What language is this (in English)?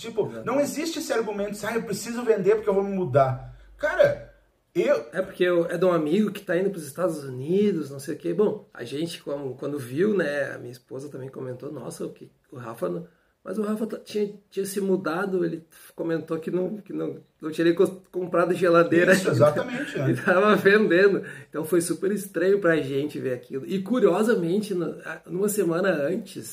Portuguese